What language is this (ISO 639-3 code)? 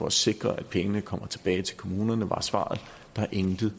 dan